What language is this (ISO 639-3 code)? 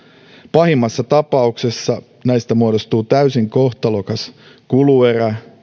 fin